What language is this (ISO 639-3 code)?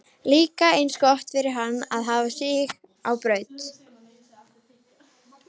isl